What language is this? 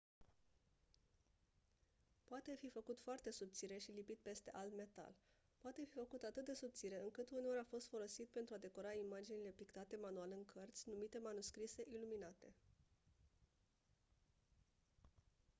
Romanian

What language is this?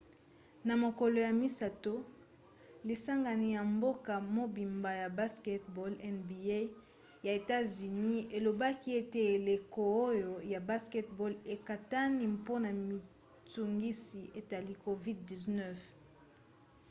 Lingala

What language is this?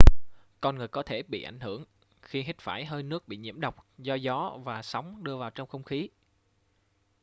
Vietnamese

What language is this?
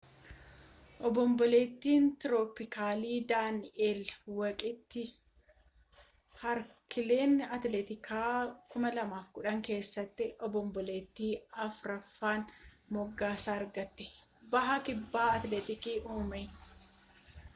Oromo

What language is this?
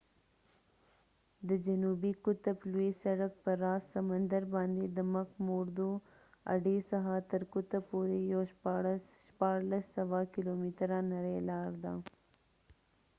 Pashto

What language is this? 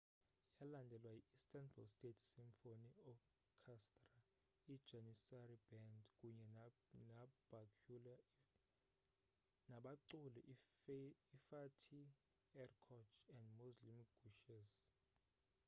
Xhosa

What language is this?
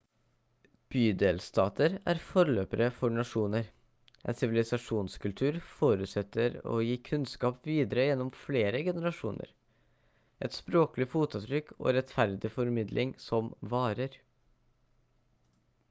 Norwegian Bokmål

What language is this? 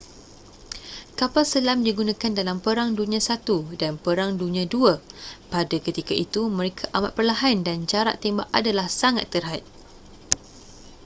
Malay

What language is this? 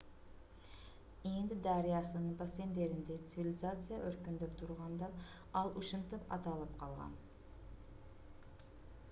Kyrgyz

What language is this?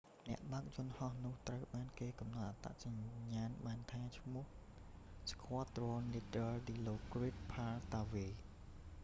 Khmer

